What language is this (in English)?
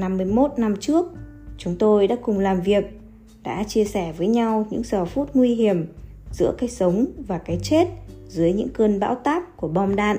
Vietnamese